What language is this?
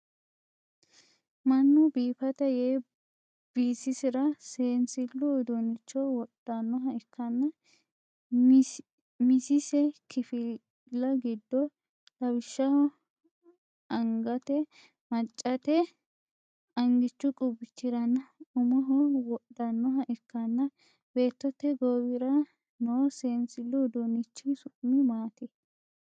Sidamo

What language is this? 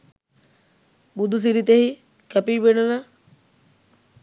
Sinhala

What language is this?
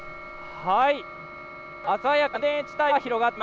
Japanese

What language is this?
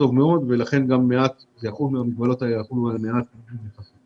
Hebrew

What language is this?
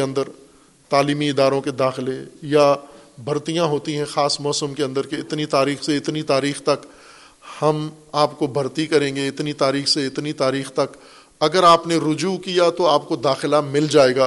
Urdu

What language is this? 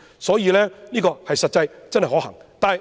Cantonese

